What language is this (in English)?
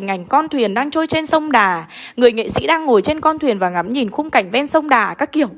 Vietnamese